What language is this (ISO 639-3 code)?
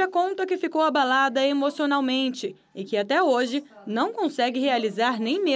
por